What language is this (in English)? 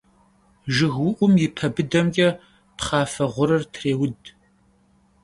Kabardian